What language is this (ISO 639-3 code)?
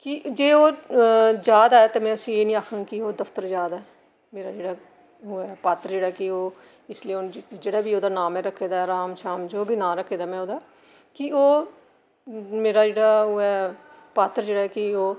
doi